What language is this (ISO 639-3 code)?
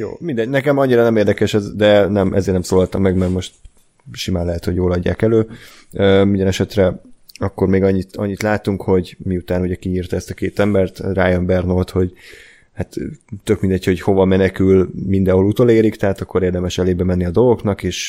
hun